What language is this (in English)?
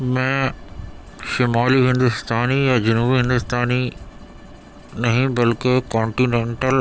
Urdu